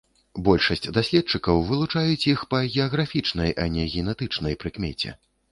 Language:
Belarusian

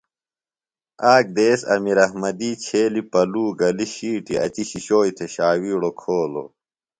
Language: Phalura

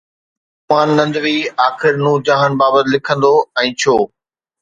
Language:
Sindhi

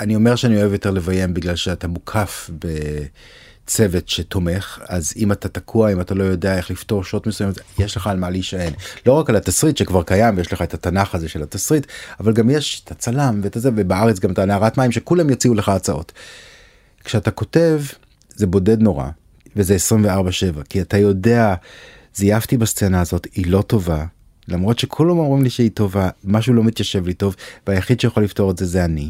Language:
Hebrew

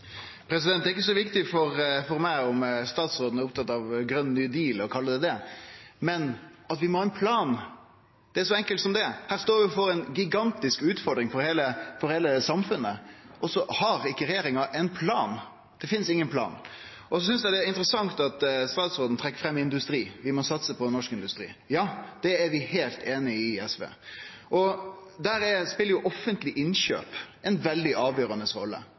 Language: Norwegian Nynorsk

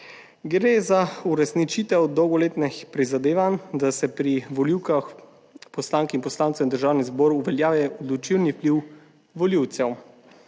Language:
Slovenian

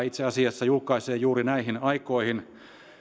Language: Finnish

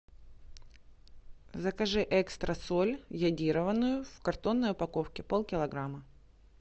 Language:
Russian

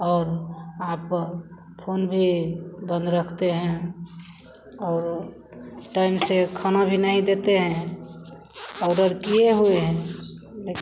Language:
Hindi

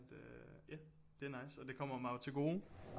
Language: Danish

